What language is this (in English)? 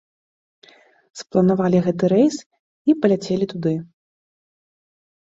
Belarusian